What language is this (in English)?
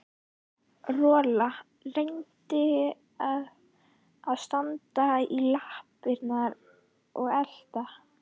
Icelandic